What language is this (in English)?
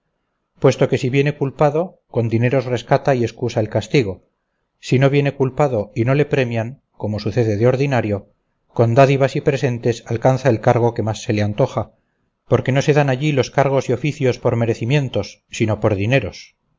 Spanish